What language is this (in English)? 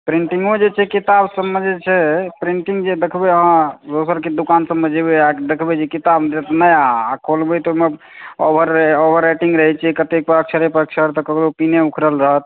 Maithili